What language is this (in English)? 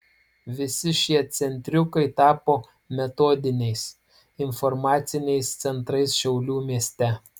Lithuanian